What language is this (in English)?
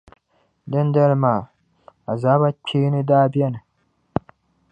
Dagbani